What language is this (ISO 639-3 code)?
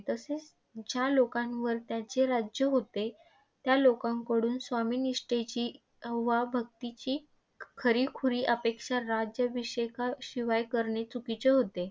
mar